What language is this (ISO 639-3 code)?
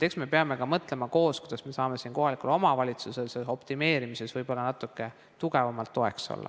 est